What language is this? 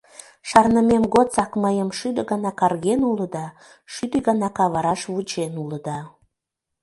Mari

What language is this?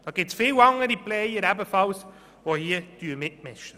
Swiss German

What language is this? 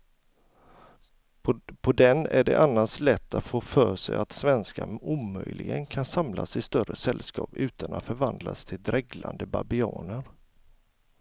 Swedish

